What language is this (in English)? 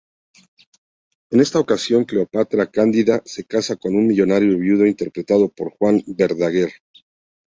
Spanish